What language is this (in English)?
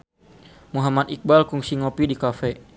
Sundanese